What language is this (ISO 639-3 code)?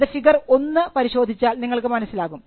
mal